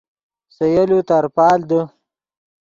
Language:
Yidgha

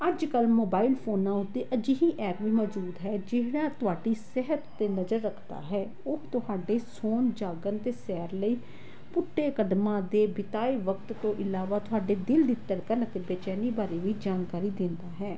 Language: Punjabi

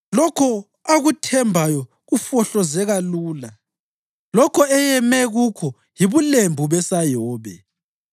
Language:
North Ndebele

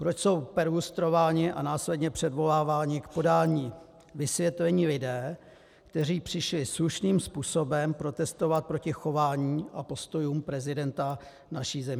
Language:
Czech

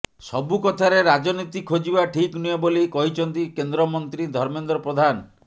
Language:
Odia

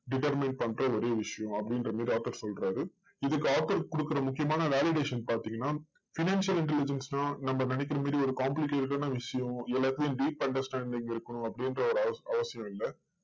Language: Tamil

